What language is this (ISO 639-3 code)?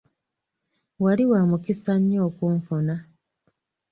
lug